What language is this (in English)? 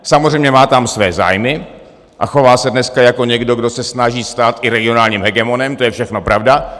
Czech